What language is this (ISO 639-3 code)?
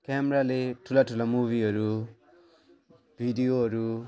nep